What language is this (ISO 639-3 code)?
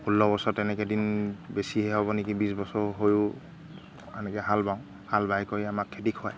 asm